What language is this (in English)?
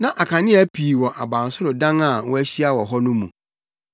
Akan